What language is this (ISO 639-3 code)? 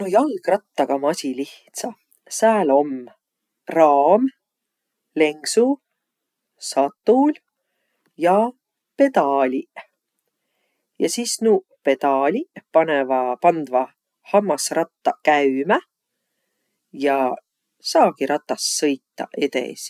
vro